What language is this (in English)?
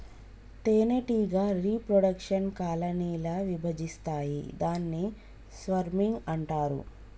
Telugu